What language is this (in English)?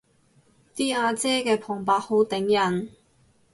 Cantonese